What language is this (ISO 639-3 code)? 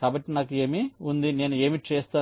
tel